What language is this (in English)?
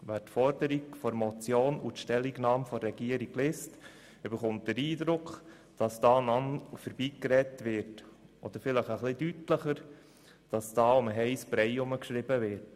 Swiss German